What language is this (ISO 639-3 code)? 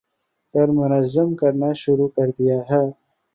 urd